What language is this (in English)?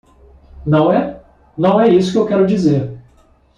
Portuguese